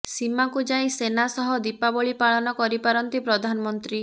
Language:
Odia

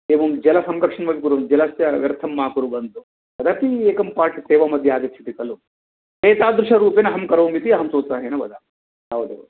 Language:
Sanskrit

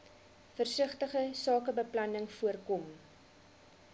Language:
Afrikaans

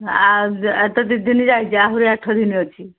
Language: Odia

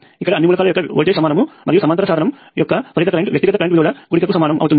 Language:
Telugu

